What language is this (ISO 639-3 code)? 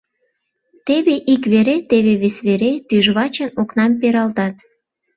chm